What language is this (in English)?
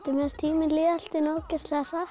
Icelandic